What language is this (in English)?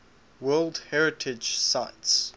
English